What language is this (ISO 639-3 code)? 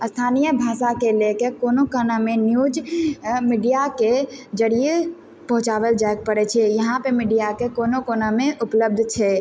mai